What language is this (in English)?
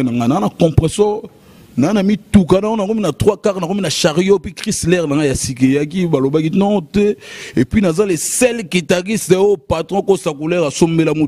French